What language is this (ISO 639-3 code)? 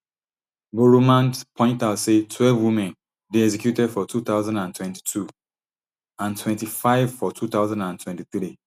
pcm